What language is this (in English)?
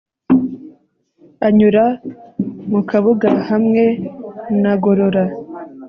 Kinyarwanda